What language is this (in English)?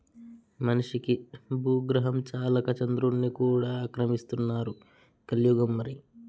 Telugu